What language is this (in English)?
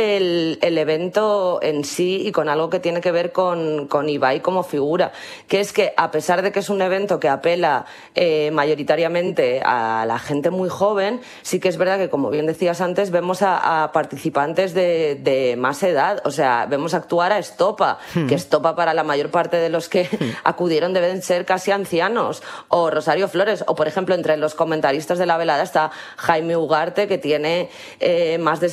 Spanish